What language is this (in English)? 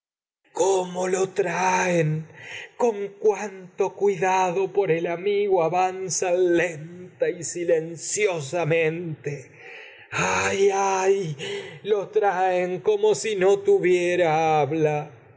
Spanish